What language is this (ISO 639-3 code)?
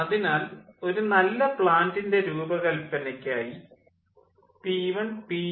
mal